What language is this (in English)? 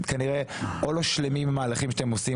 Hebrew